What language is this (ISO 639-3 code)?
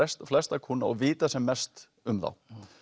isl